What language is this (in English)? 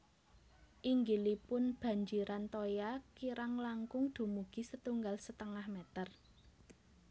Javanese